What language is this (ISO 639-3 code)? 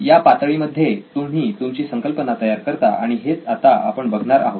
mar